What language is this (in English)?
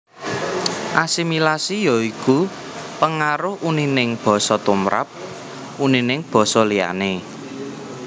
Javanese